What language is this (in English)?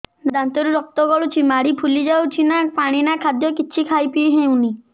Odia